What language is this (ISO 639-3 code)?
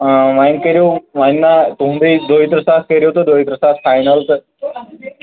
kas